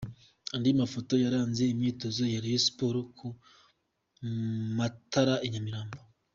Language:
Kinyarwanda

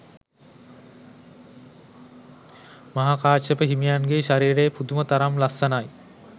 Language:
Sinhala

